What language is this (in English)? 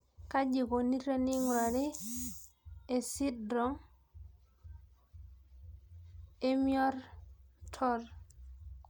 Masai